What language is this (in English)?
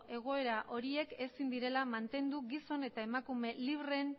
Basque